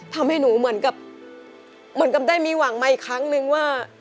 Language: Thai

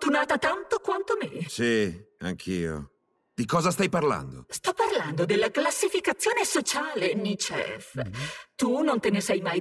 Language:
Italian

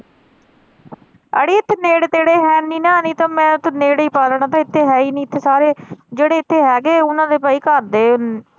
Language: Punjabi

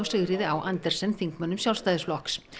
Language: Icelandic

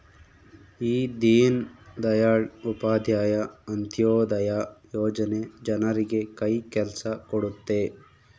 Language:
Kannada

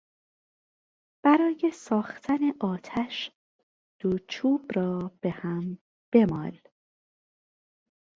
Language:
Persian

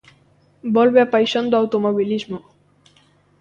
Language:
Galician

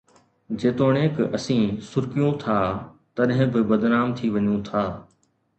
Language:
Sindhi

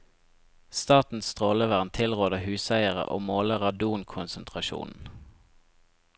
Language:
Norwegian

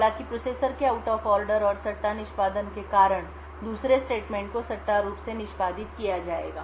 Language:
Hindi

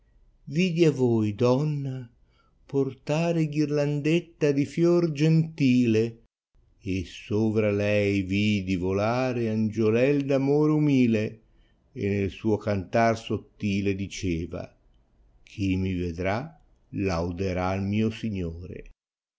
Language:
Italian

